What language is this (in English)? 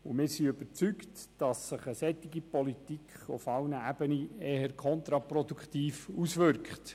Swiss German